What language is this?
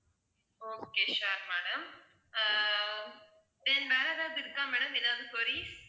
Tamil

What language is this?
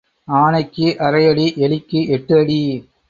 Tamil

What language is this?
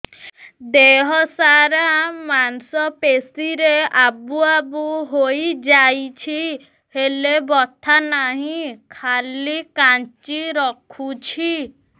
Odia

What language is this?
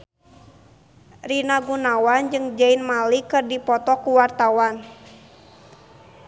Sundanese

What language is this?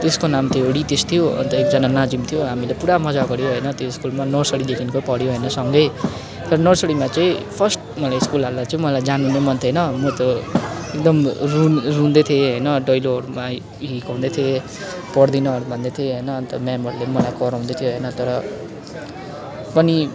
Nepali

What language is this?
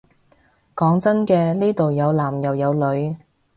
Cantonese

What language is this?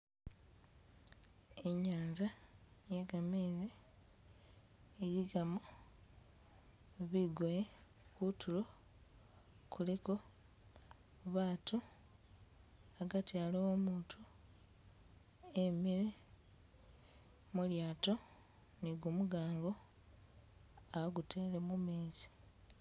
Masaaba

